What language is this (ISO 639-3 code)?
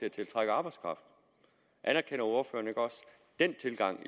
dan